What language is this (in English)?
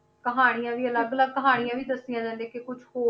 Punjabi